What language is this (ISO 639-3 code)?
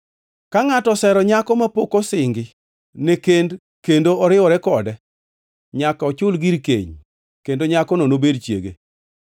luo